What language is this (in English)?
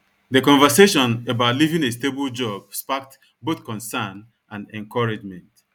Igbo